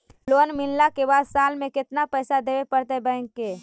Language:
Magahi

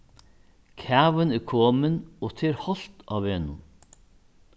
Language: Faroese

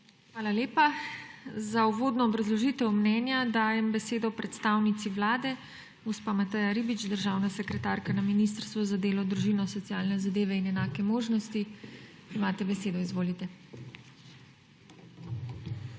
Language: Slovenian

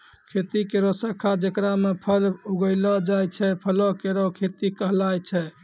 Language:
Maithili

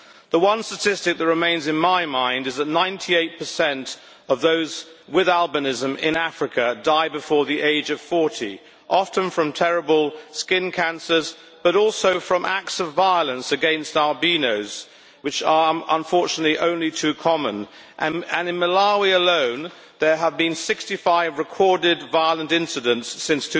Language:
English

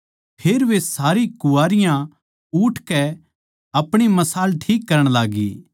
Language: Haryanvi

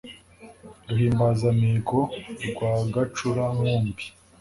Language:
Kinyarwanda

